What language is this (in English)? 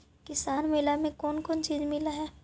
Magahi